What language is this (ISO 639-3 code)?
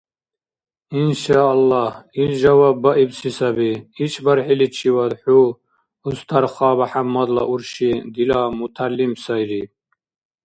dar